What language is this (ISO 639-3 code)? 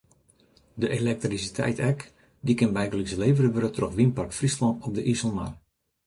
fry